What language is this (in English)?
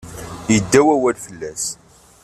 Kabyle